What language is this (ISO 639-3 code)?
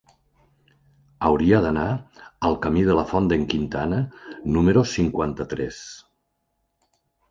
cat